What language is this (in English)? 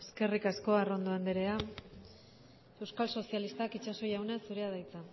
Basque